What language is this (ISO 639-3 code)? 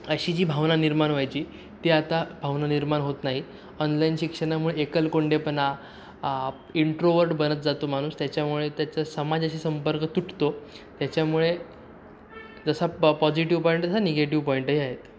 mar